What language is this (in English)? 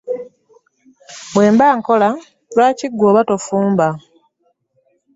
Ganda